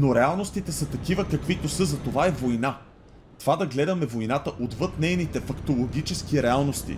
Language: Bulgarian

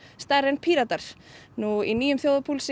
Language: Icelandic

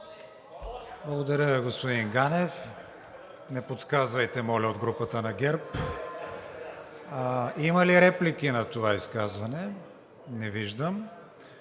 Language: Bulgarian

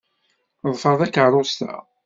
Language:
Kabyle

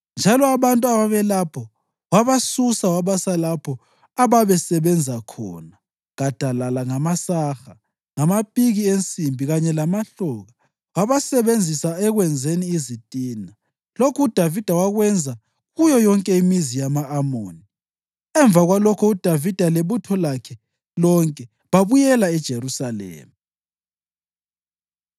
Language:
North Ndebele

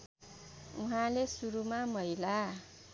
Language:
Nepali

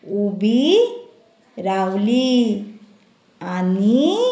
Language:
Konkani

